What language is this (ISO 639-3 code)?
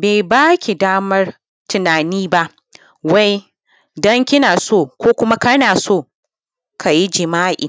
hau